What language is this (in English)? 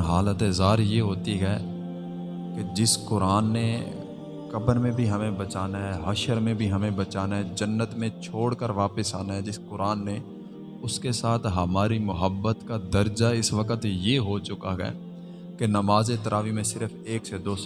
Urdu